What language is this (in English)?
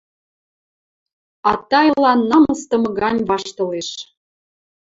Western Mari